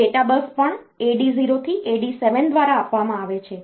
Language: Gujarati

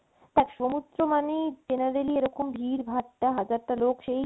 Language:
Bangla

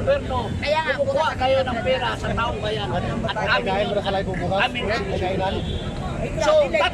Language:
Filipino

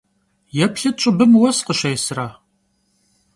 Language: Kabardian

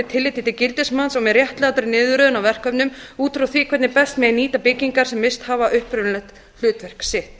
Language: Icelandic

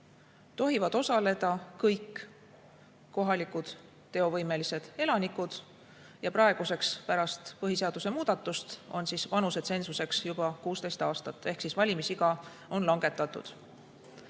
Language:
Estonian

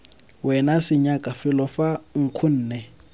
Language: Tswana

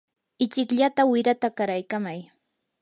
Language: Yanahuanca Pasco Quechua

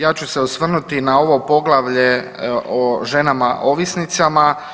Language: Croatian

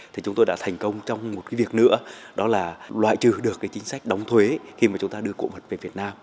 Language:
Vietnamese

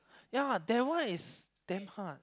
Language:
English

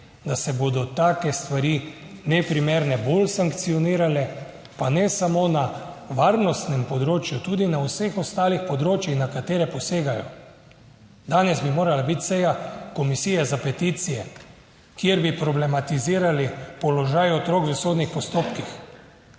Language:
Slovenian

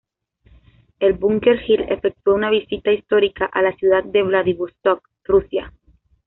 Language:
Spanish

